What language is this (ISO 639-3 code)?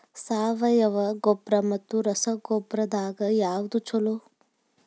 kan